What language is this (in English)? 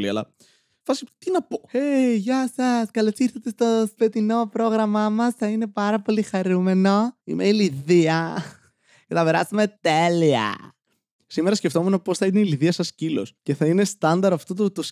Greek